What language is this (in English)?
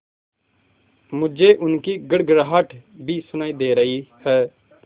Hindi